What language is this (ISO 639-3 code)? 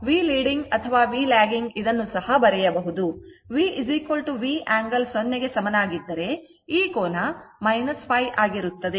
kan